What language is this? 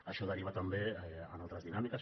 Catalan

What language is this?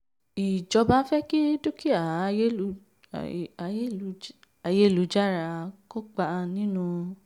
Yoruba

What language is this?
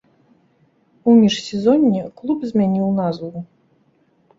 Belarusian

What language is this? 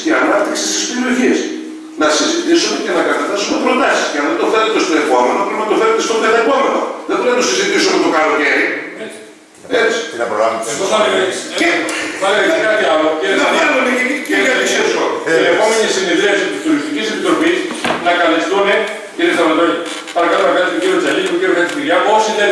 Greek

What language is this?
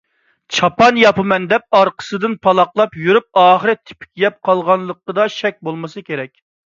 Uyghur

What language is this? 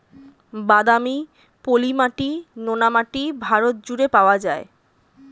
Bangla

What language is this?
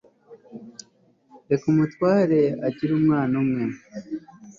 Kinyarwanda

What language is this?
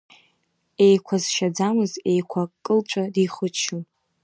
Abkhazian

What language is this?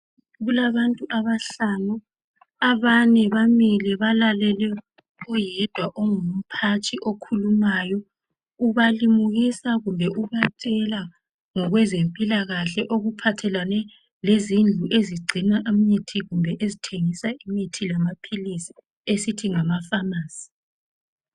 North Ndebele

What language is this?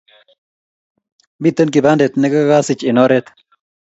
Kalenjin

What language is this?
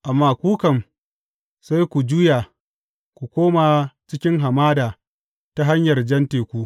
Hausa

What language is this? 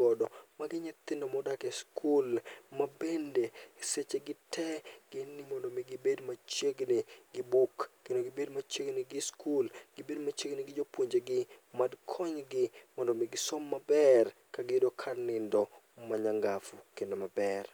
Luo (Kenya and Tanzania)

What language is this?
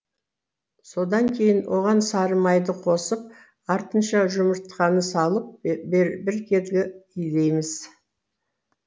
Kazakh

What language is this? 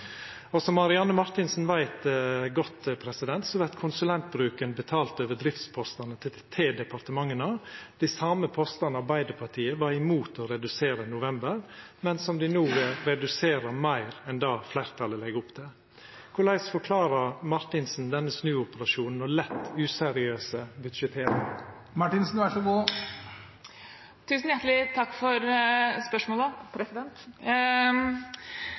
Norwegian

